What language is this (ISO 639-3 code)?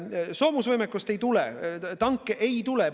est